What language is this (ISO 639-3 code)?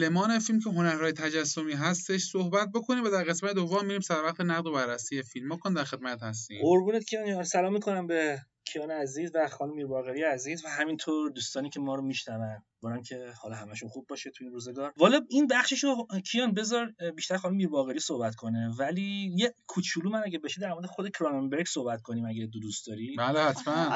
fas